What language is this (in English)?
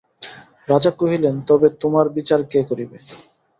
Bangla